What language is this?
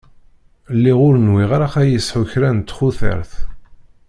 Kabyle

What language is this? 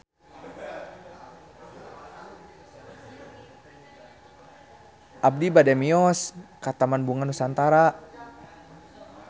Sundanese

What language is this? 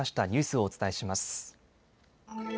Japanese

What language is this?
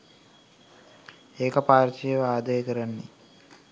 Sinhala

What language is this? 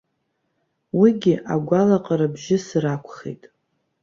Abkhazian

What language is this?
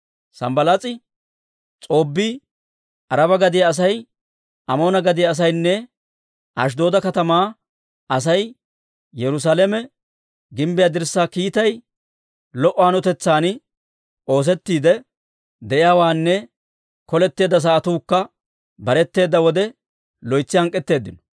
Dawro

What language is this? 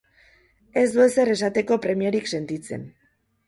Basque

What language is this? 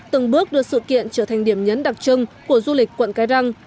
Vietnamese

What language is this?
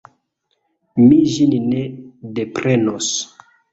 Esperanto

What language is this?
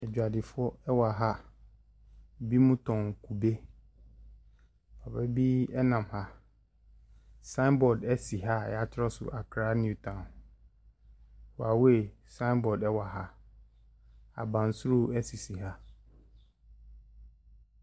Akan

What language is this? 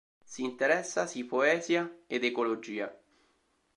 Italian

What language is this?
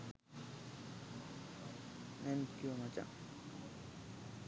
Sinhala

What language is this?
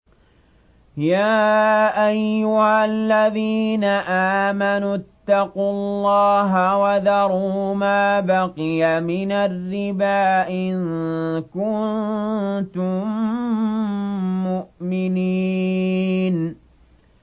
Arabic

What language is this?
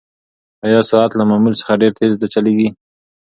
Pashto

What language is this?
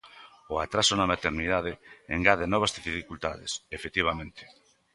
Galician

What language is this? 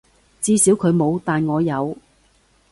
Cantonese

